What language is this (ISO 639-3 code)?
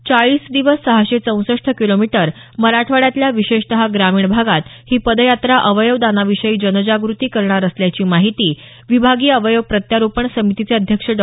mar